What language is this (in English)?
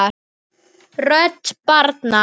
Icelandic